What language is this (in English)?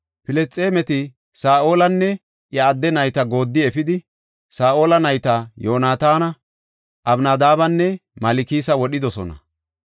Gofa